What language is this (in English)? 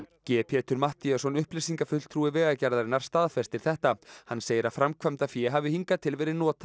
Icelandic